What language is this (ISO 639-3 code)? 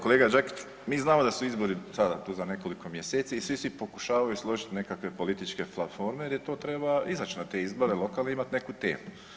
hrv